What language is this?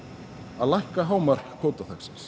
Icelandic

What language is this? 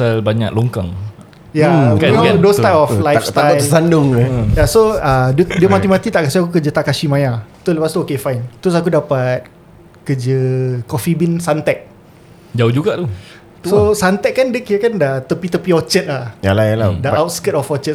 Malay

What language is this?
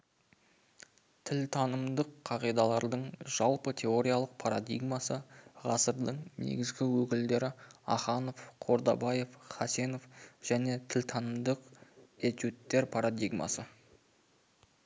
Kazakh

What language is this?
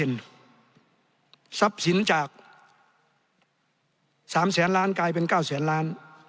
Thai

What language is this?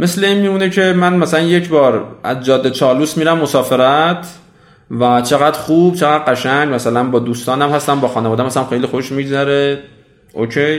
Persian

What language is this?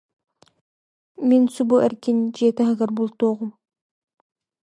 Yakut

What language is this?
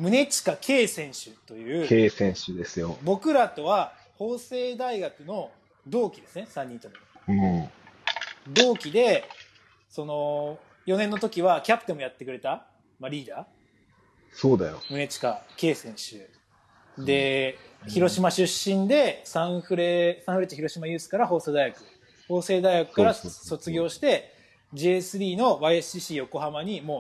Japanese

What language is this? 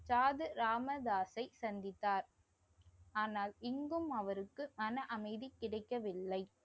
Tamil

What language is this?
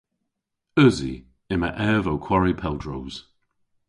Cornish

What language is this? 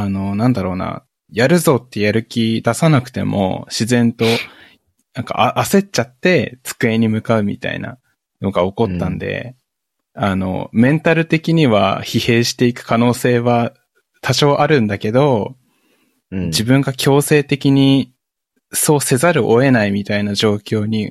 Japanese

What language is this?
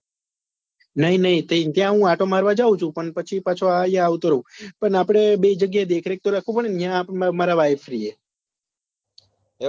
Gujarati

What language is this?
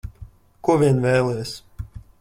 Latvian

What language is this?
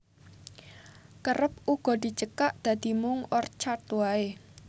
Javanese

